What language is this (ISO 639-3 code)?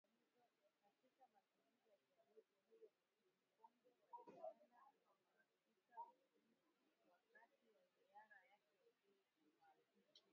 swa